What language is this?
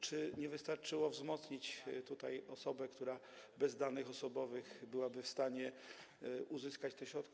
Polish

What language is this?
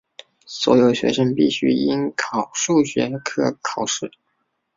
Chinese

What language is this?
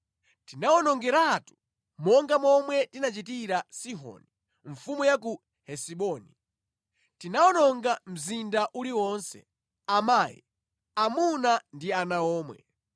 Nyanja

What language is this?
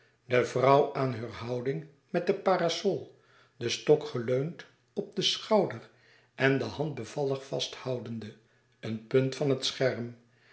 Dutch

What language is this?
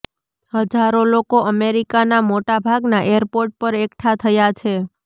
Gujarati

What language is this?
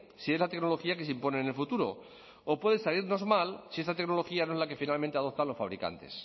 Spanish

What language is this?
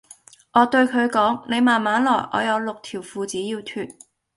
Cantonese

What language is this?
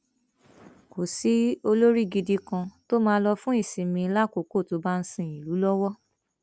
Yoruba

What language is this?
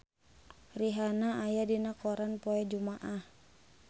Sundanese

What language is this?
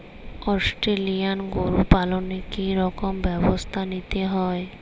Bangla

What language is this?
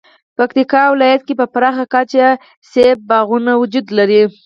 Pashto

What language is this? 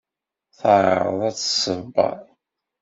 Kabyle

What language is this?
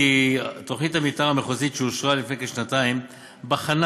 Hebrew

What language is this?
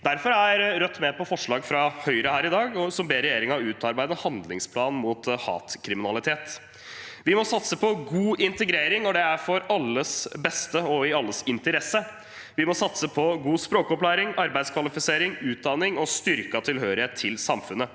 Norwegian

